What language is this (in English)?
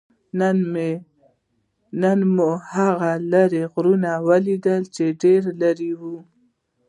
Pashto